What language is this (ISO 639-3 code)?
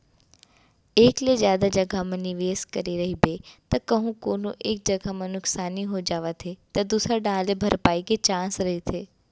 hne